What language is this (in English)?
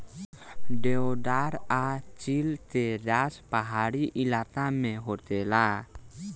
Bhojpuri